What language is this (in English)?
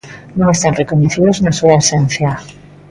Galician